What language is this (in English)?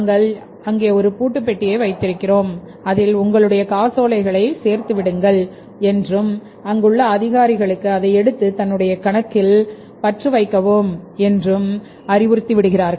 Tamil